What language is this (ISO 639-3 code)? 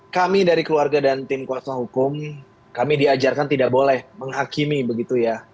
ind